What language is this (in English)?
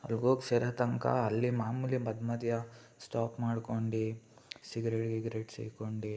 Kannada